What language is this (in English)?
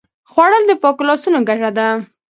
Pashto